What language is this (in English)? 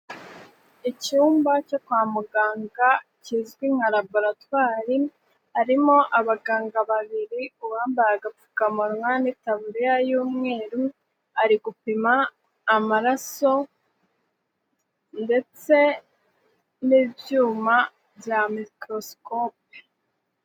Kinyarwanda